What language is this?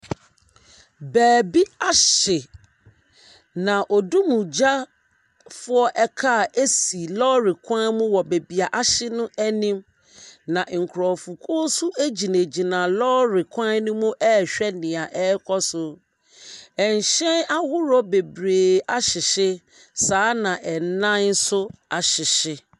Akan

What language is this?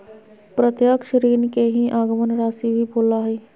Magahi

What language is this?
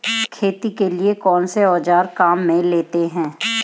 Hindi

